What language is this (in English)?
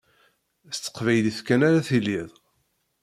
Kabyle